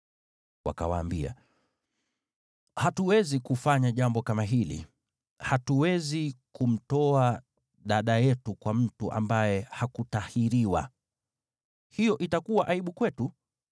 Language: Swahili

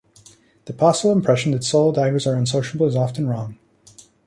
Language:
English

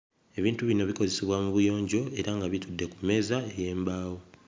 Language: Ganda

